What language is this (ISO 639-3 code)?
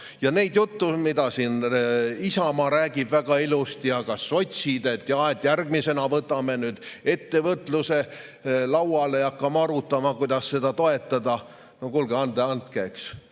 est